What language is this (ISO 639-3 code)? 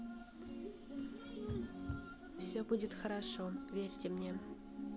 rus